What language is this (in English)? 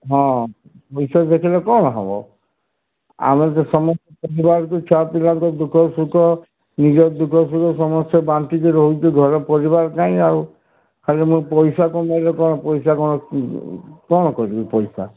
Odia